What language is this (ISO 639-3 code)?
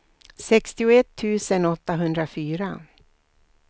swe